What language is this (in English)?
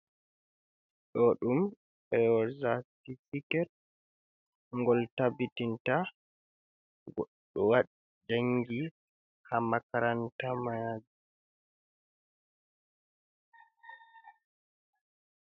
Fula